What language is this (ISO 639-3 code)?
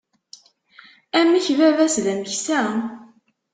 kab